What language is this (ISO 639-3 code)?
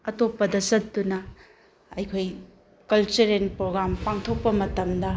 mni